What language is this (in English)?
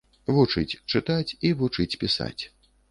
Belarusian